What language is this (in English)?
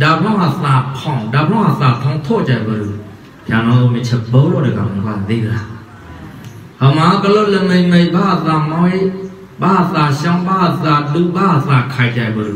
Thai